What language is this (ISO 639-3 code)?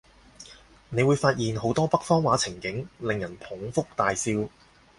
yue